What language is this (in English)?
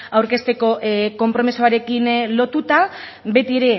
Basque